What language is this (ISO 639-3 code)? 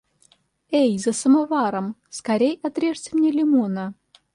rus